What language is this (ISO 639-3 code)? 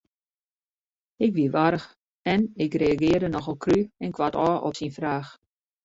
fry